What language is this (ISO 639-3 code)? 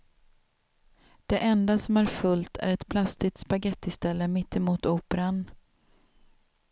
swe